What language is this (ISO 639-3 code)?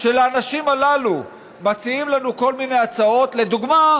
heb